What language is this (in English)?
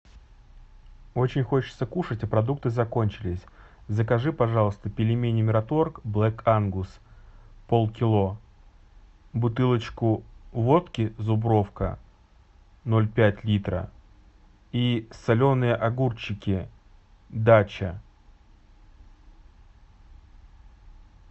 Russian